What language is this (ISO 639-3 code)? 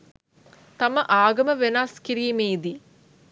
sin